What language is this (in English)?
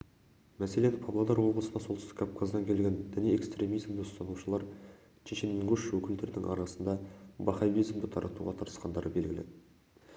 Kazakh